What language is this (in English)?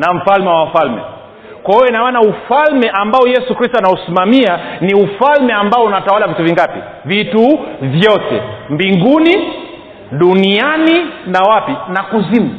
Swahili